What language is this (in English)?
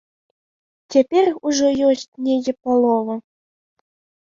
Belarusian